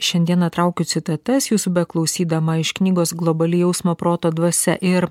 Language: Lithuanian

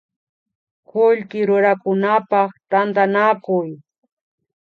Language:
Imbabura Highland Quichua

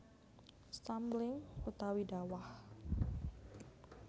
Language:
Javanese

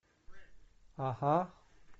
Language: Russian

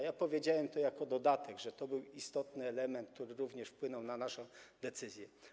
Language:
Polish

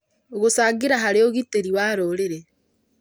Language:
Kikuyu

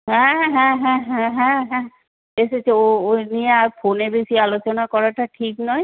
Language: Bangla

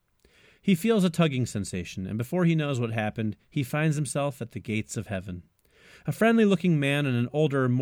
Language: English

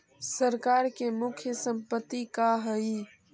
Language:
Magahi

